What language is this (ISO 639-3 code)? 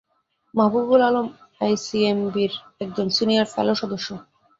ben